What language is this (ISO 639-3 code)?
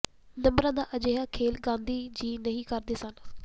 pan